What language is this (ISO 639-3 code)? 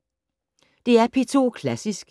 dan